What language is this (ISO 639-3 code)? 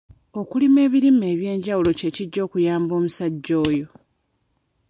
lug